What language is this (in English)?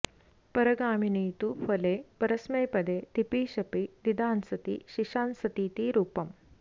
Sanskrit